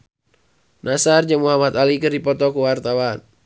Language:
Sundanese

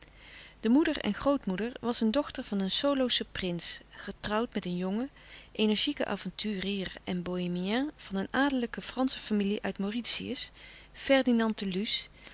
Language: Dutch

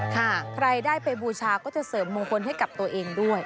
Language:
Thai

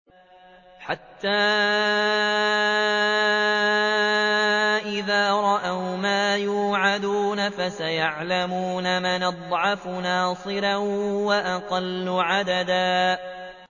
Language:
Arabic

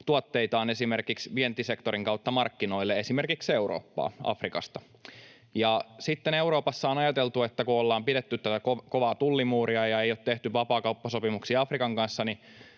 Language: Finnish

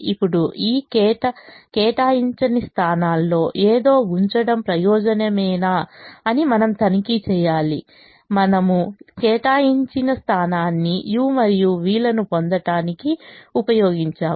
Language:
Telugu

